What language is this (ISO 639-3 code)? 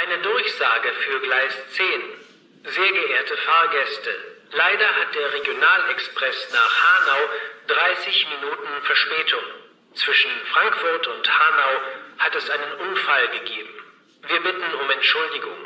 deu